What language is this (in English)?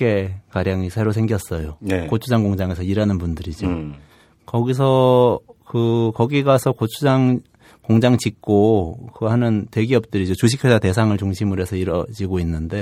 Korean